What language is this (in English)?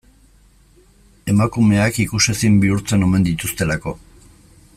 Basque